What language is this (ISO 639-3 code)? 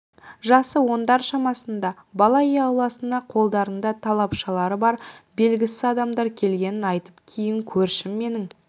kaz